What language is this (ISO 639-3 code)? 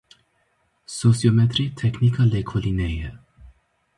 kur